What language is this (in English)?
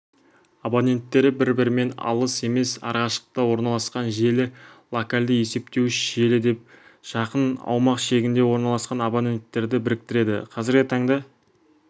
Kazakh